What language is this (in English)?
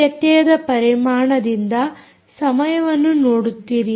Kannada